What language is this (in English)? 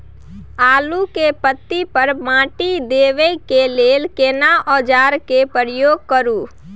Maithili